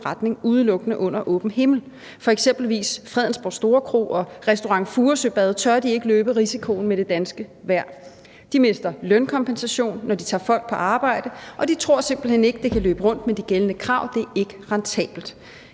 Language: Danish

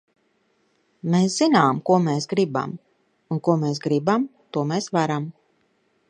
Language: Latvian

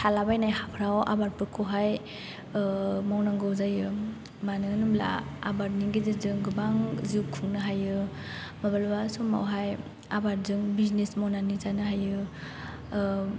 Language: Bodo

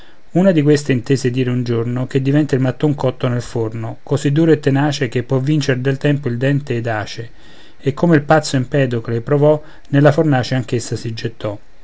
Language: Italian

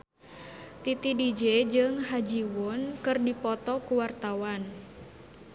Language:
Sundanese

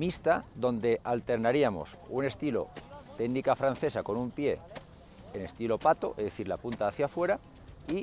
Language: Spanish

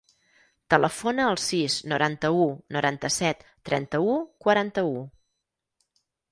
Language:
Catalan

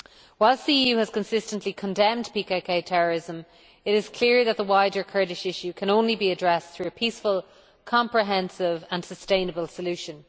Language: English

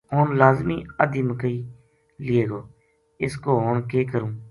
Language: Gujari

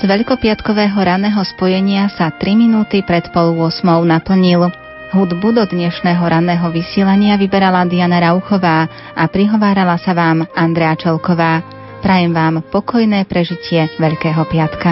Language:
Slovak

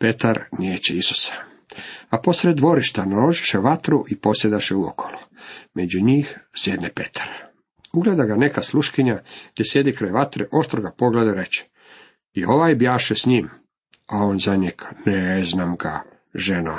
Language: Croatian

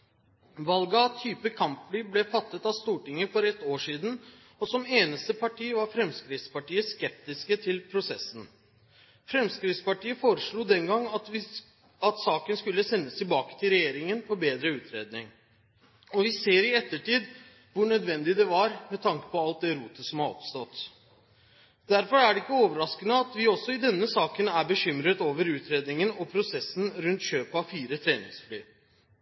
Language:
Norwegian Bokmål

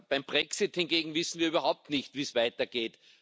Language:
German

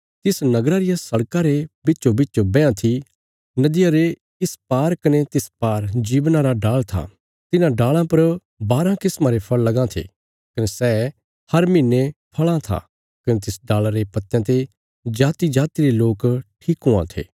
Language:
Bilaspuri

